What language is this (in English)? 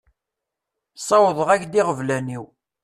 Kabyle